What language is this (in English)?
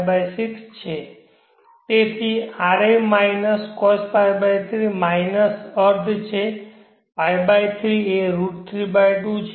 Gujarati